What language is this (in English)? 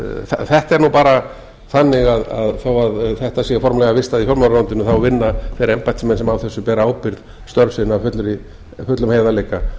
Icelandic